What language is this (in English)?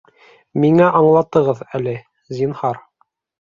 Bashkir